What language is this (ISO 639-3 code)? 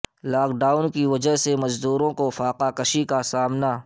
urd